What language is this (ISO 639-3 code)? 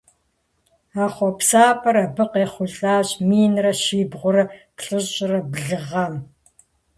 kbd